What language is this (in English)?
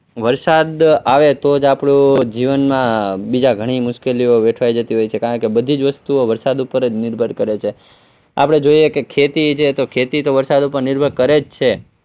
Gujarati